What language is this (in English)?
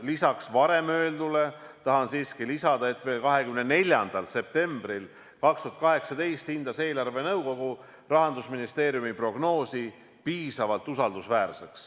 Estonian